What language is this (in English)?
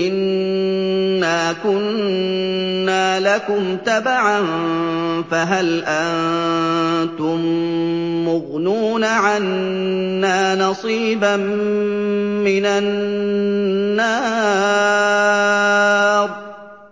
Arabic